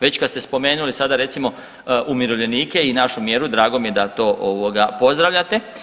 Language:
Croatian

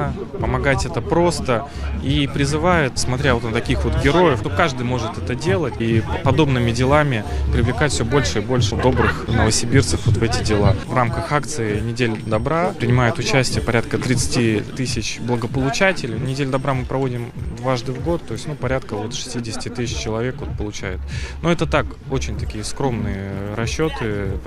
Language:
Russian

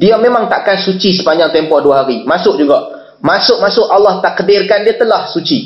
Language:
Malay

